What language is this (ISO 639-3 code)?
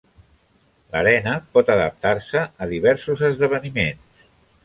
cat